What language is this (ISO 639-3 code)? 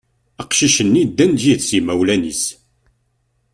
kab